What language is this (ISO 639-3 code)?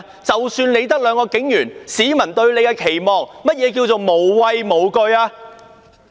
yue